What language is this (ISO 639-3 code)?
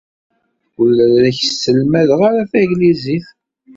kab